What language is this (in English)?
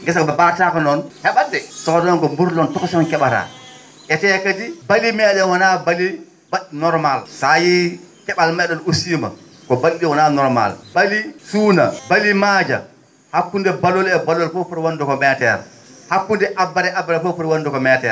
Fula